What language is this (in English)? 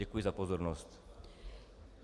Czech